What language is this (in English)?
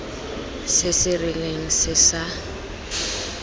Tswana